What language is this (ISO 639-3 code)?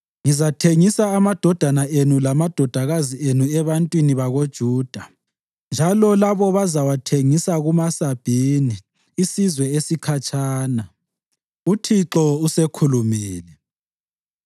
nde